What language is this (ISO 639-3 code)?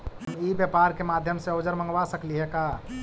mag